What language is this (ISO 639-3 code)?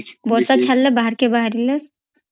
ori